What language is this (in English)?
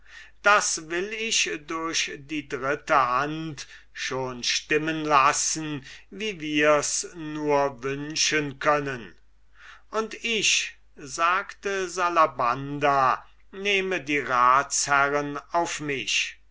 German